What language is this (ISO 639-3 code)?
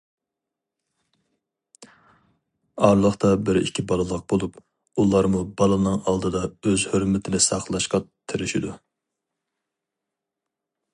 uig